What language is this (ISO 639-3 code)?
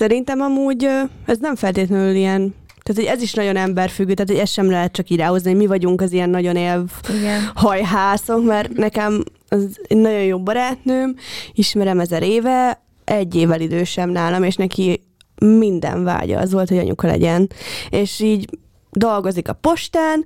hun